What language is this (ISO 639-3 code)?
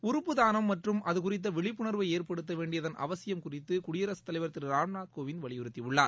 tam